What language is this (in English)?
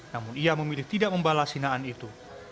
Indonesian